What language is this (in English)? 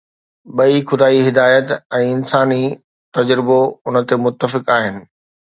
Sindhi